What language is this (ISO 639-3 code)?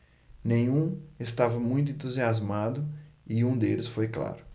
por